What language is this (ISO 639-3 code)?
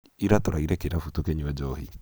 kik